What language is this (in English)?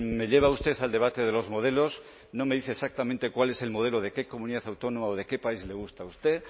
Spanish